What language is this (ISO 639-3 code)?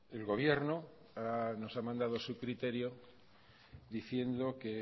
spa